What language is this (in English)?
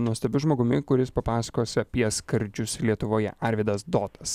Lithuanian